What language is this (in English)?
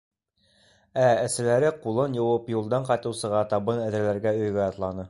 Bashkir